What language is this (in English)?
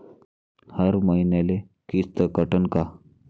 Marathi